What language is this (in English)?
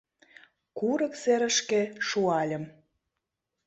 Mari